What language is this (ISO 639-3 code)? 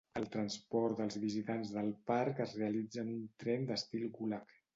cat